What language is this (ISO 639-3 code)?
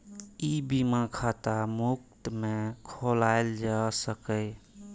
mai